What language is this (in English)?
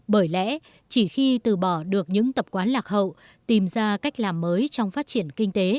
Vietnamese